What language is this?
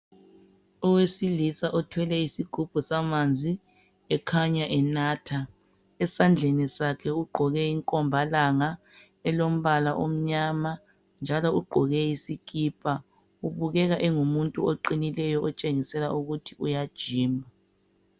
North Ndebele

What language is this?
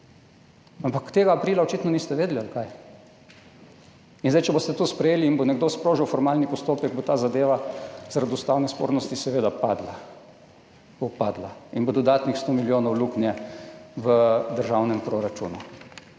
Slovenian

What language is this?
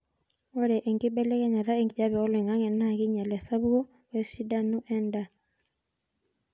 Masai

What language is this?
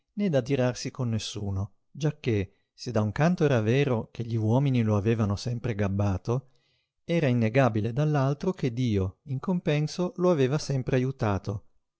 Italian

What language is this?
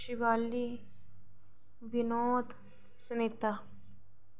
Dogri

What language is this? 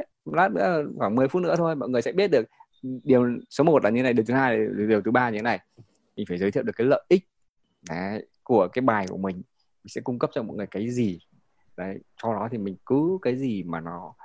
Vietnamese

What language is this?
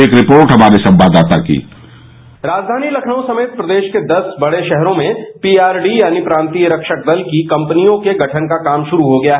Hindi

